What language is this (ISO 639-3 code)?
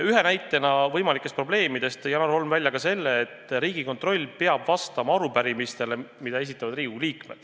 est